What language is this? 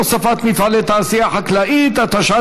Hebrew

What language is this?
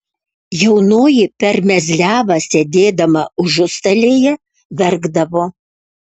Lithuanian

